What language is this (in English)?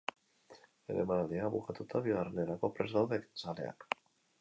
Basque